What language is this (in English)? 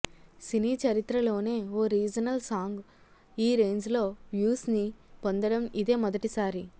Telugu